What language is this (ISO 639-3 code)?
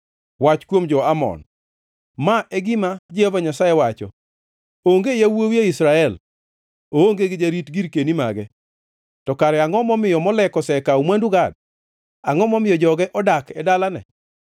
luo